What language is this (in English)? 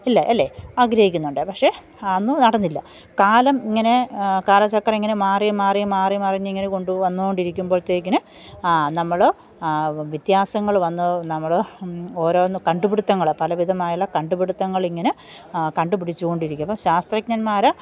Malayalam